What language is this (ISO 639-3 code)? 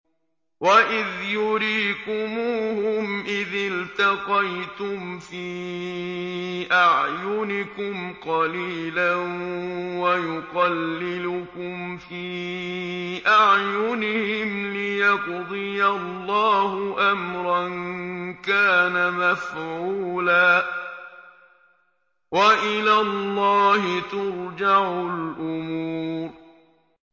ara